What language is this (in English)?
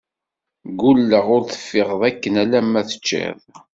Kabyle